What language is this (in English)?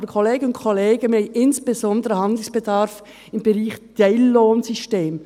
Swiss German